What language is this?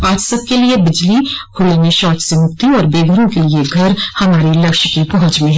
Hindi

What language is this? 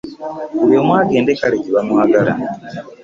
Ganda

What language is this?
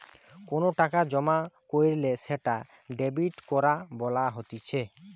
Bangla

